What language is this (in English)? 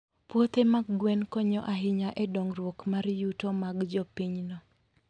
Luo (Kenya and Tanzania)